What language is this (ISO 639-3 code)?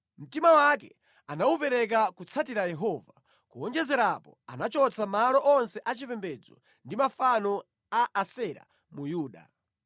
nya